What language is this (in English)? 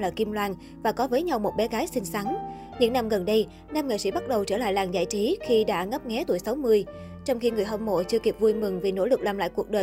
Vietnamese